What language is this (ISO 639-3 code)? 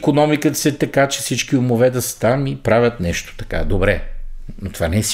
bul